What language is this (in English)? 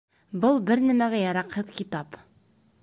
Bashkir